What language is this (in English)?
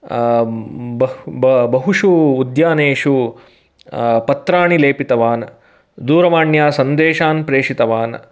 Sanskrit